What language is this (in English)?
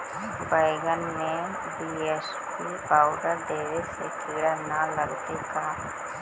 Magahi